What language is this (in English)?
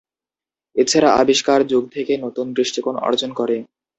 Bangla